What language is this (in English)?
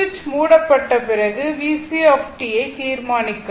Tamil